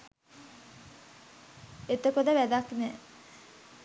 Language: Sinhala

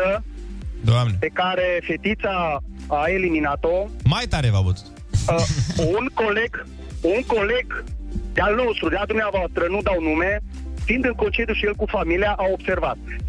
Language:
Romanian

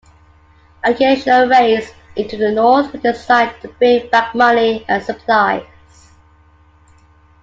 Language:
English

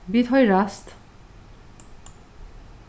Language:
Faroese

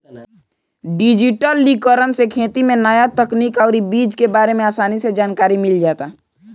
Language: Bhojpuri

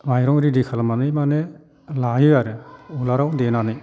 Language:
Bodo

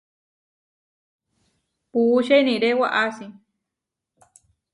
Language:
Huarijio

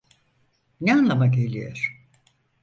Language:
Turkish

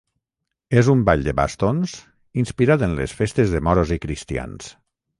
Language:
Catalan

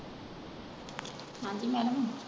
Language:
Punjabi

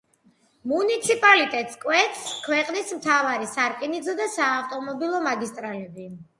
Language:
Georgian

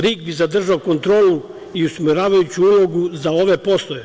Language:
Serbian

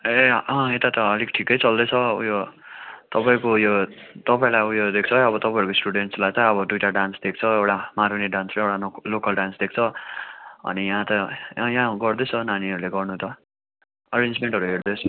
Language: Nepali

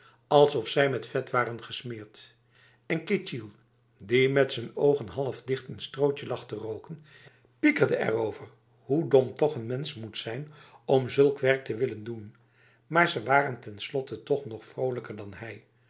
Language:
Dutch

